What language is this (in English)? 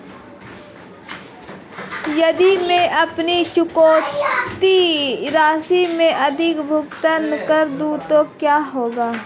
Hindi